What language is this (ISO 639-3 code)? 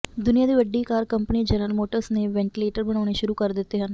pan